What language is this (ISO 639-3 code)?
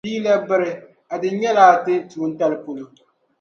dag